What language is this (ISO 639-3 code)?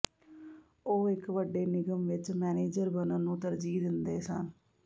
pan